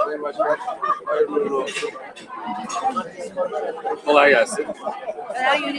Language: Turkish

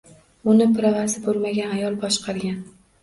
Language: Uzbek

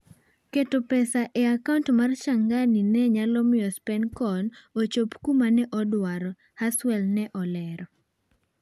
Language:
Luo (Kenya and Tanzania)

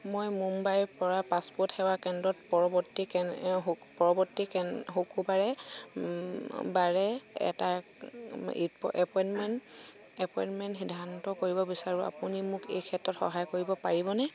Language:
Assamese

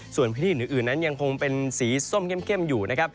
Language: Thai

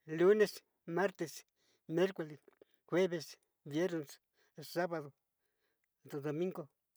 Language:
Sinicahua Mixtec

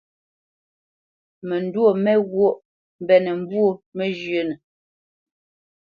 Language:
Bamenyam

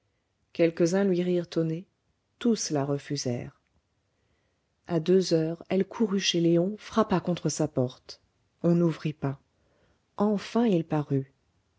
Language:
French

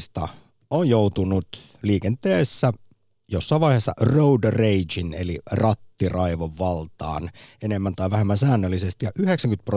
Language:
Finnish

